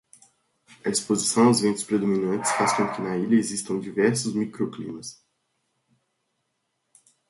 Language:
Portuguese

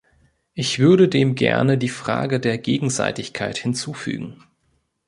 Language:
German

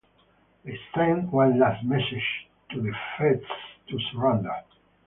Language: English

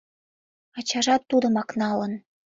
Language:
Mari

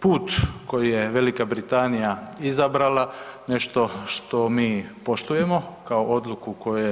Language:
Croatian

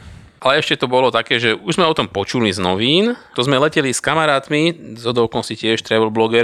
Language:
Slovak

